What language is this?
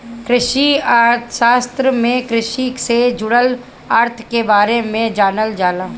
Bhojpuri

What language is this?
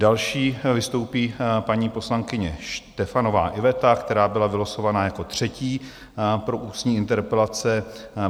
Czech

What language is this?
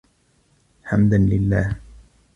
Arabic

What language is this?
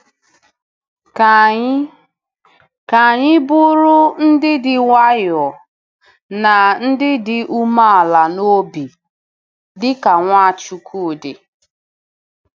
Igbo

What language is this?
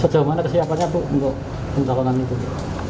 Indonesian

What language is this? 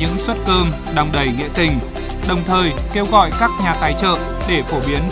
Vietnamese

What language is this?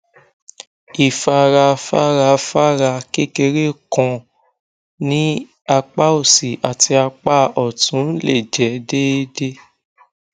Yoruba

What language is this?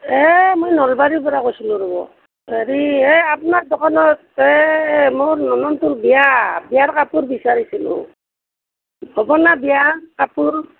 Assamese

